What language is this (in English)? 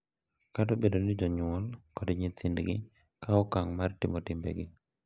Luo (Kenya and Tanzania)